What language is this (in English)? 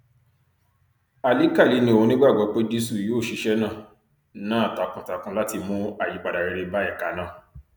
Yoruba